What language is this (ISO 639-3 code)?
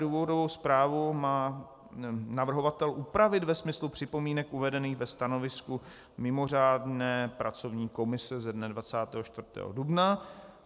ces